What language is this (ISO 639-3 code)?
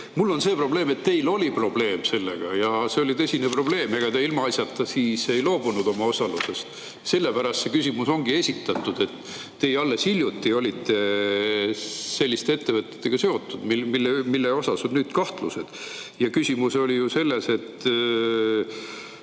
est